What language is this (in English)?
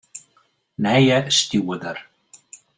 Western Frisian